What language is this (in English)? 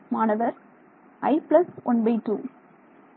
Tamil